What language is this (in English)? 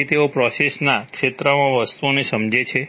Gujarati